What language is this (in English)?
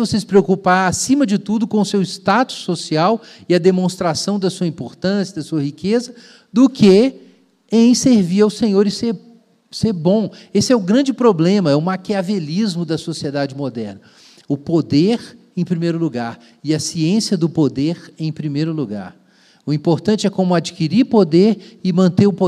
Portuguese